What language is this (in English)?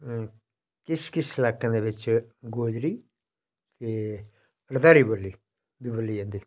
Dogri